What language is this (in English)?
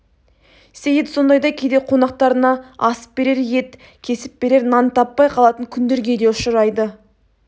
Kazakh